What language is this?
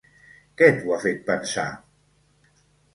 Catalan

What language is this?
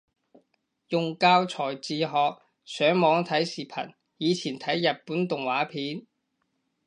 Cantonese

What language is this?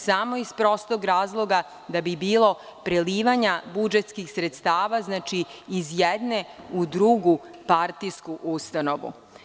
Serbian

